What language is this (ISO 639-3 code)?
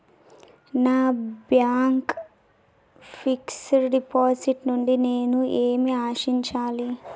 tel